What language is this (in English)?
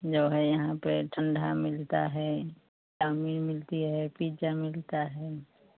Hindi